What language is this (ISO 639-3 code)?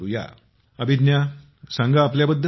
mar